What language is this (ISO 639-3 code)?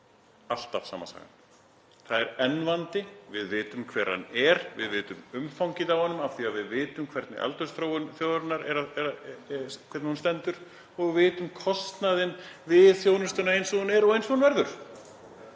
isl